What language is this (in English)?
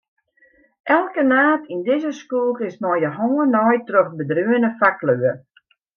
Western Frisian